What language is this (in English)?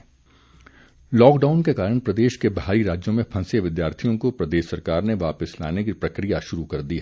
Hindi